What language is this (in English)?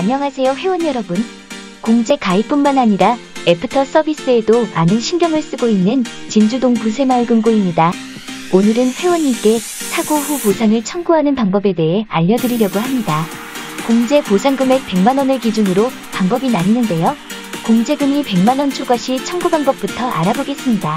Korean